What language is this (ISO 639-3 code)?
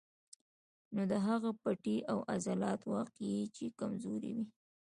pus